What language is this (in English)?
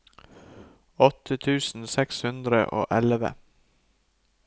Norwegian